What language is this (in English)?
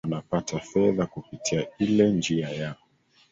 Swahili